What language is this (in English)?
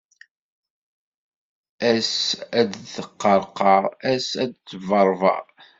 Kabyle